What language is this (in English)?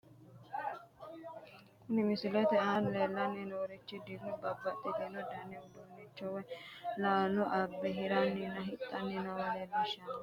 Sidamo